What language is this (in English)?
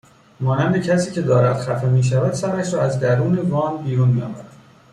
Persian